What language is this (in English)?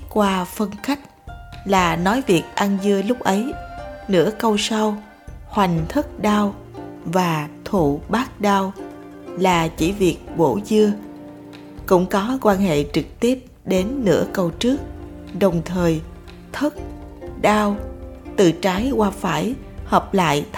Vietnamese